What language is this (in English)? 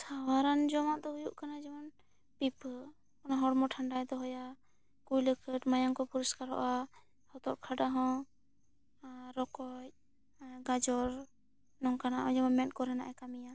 Santali